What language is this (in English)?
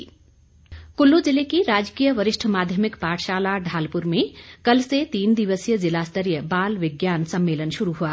Hindi